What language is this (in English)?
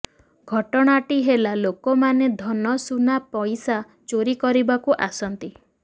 Odia